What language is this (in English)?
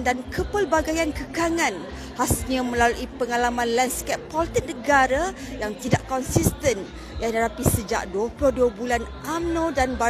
Malay